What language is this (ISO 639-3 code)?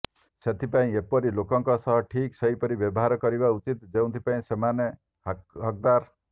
ori